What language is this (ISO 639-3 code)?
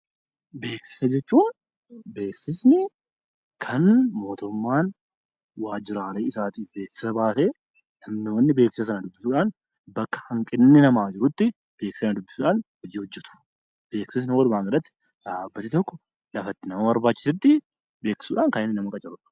orm